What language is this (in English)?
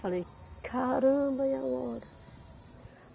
Portuguese